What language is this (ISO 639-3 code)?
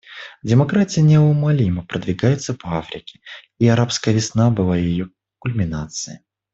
rus